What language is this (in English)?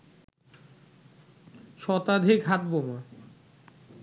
Bangla